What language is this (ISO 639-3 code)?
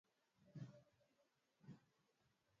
swa